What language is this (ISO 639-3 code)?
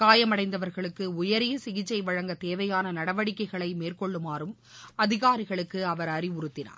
tam